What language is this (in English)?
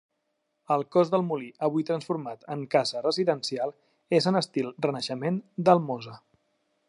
Catalan